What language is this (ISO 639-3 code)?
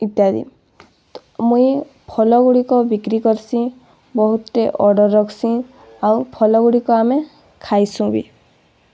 ori